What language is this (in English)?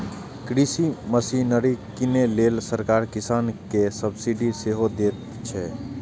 Maithili